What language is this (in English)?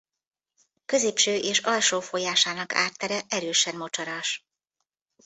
Hungarian